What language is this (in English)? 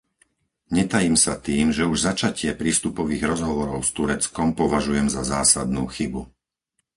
Slovak